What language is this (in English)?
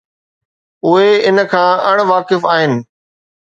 Sindhi